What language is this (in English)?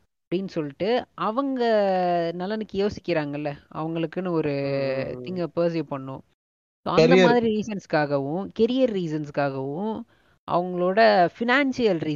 Tamil